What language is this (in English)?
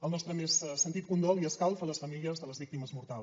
Catalan